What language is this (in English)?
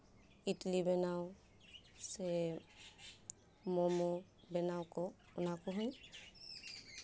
Santali